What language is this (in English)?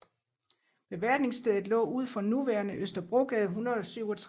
Danish